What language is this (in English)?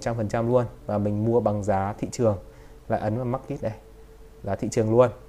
Vietnamese